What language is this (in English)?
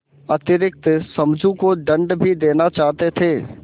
Hindi